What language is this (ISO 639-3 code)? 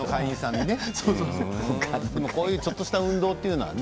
jpn